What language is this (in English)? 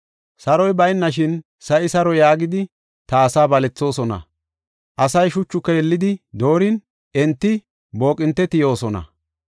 Gofa